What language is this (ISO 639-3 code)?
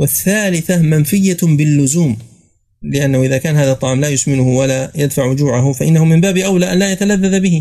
ara